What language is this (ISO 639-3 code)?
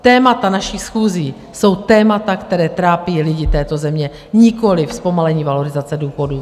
ces